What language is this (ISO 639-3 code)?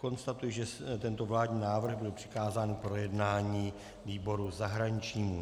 ces